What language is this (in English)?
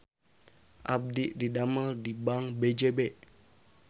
Sundanese